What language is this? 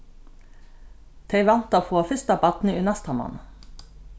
Faroese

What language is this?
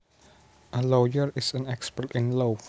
Javanese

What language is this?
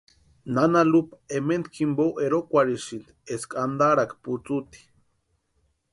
Western Highland Purepecha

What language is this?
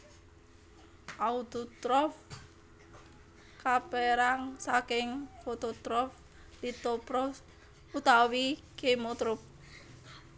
Javanese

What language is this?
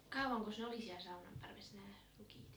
Finnish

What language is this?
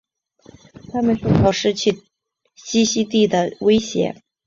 Chinese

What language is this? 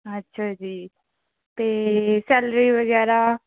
Punjabi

